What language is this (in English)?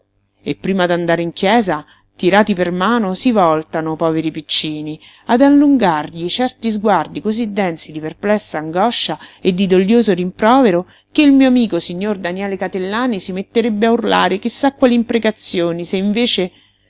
Italian